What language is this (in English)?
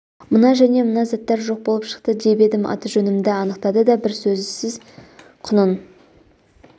Kazakh